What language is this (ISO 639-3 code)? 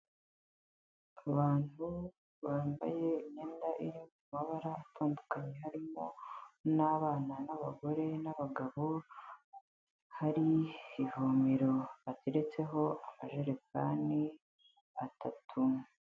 kin